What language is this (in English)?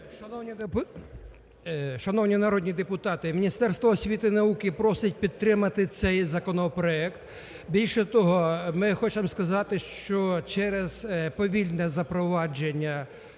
Ukrainian